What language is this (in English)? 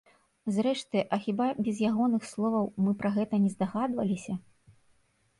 Belarusian